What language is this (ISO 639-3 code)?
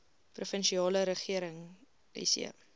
afr